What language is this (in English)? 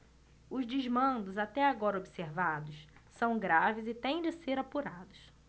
Portuguese